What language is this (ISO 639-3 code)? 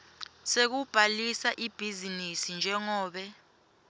ssw